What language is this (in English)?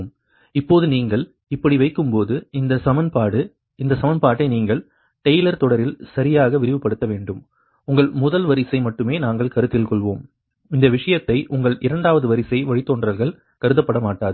Tamil